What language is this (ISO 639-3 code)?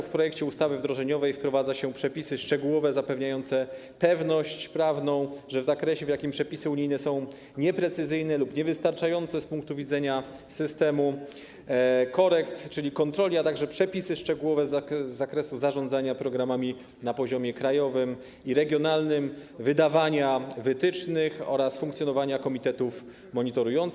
pol